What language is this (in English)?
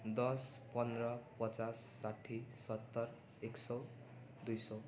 Nepali